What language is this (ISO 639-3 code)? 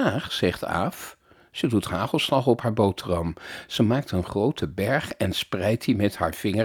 nld